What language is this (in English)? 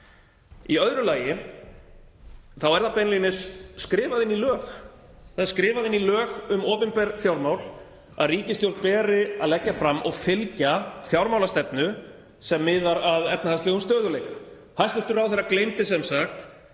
Icelandic